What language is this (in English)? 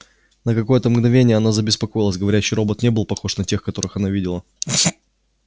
Russian